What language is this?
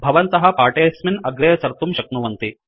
Sanskrit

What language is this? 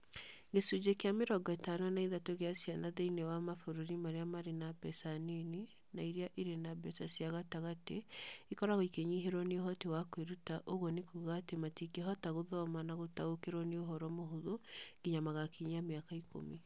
Kikuyu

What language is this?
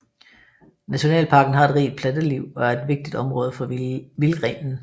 Danish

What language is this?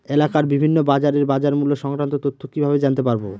Bangla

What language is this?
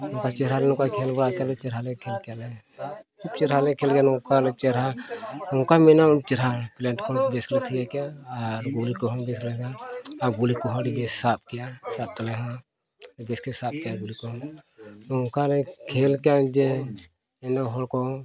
Santali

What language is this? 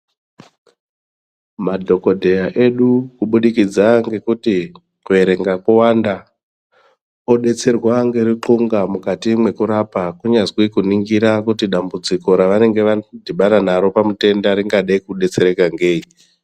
Ndau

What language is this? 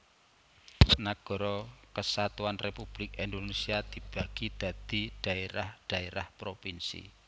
Javanese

